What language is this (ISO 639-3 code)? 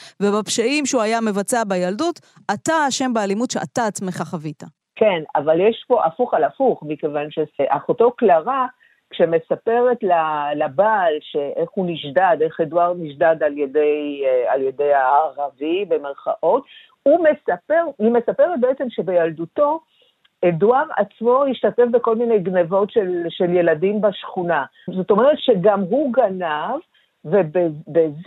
heb